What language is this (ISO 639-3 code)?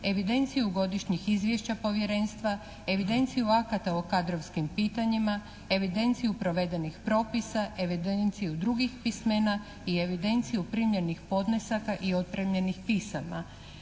hrv